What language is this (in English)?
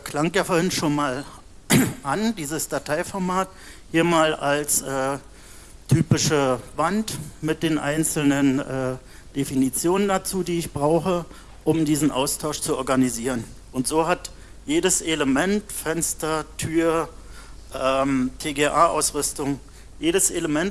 German